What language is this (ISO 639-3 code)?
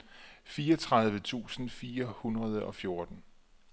dan